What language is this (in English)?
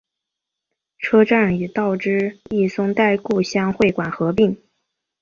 Chinese